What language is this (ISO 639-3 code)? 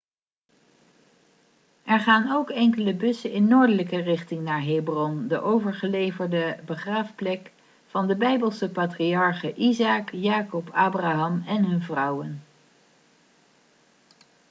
nld